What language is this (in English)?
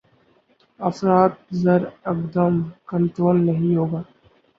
Urdu